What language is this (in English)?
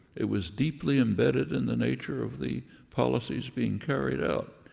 English